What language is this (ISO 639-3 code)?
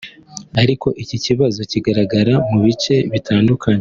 kin